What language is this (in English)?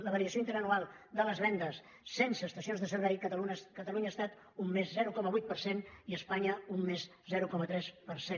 Catalan